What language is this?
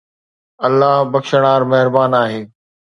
Sindhi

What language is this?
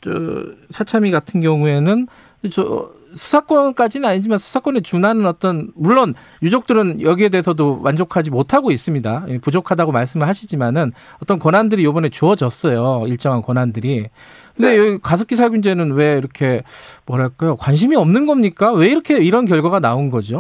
Korean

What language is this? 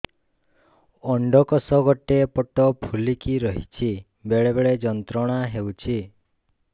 Odia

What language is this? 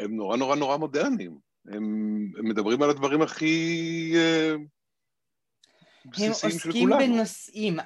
Hebrew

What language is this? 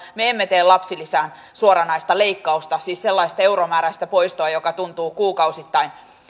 Finnish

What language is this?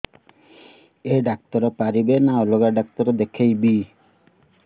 Odia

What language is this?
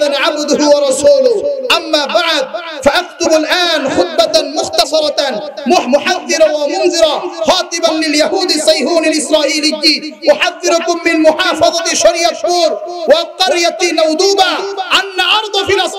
Arabic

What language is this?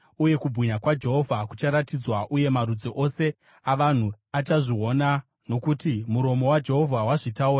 Shona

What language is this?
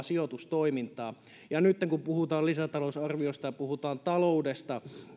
Finnish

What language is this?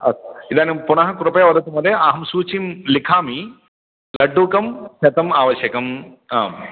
Sanskrit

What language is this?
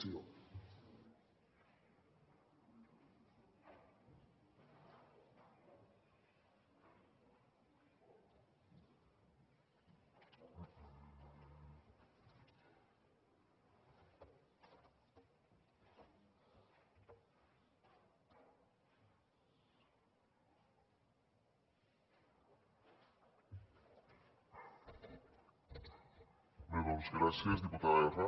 Catalan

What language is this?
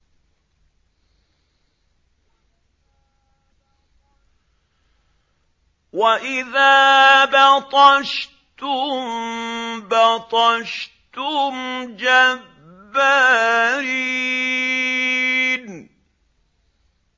Arabic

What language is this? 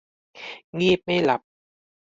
Thai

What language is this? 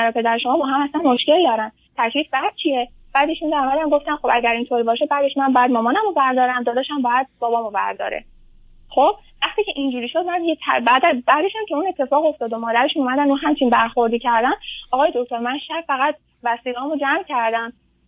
Persian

